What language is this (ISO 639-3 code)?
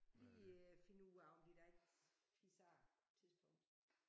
dan